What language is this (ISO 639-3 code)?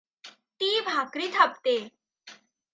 mar